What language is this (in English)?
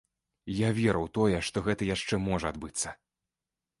Belarusian